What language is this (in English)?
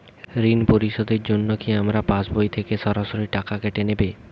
Bangla